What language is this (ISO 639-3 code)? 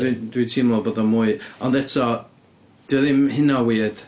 cym